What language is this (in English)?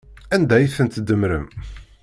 Kabyle